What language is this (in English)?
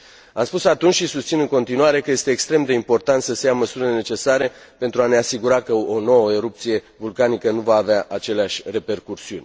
Romanian